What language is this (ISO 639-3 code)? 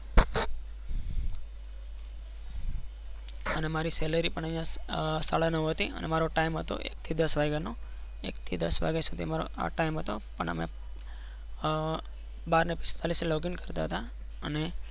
guj